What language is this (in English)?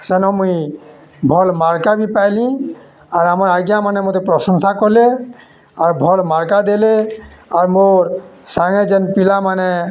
Odia